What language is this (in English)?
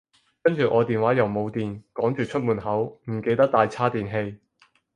Cantonese